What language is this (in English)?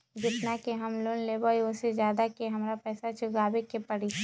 Magahi